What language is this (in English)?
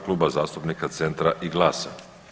Croatian